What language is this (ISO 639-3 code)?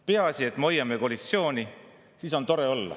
est